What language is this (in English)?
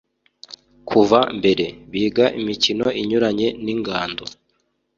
Kinyarwanda